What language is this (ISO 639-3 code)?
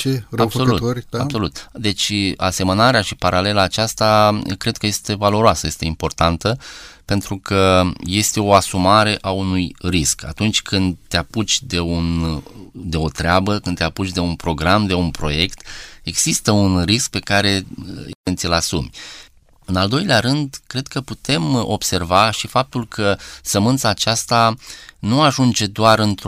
ron